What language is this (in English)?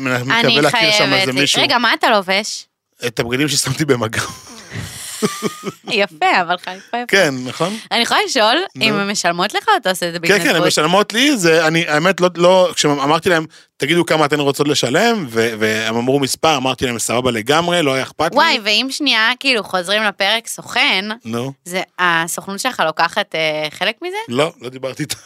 Hebrew